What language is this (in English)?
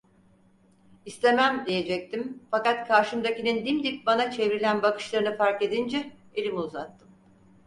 Turkish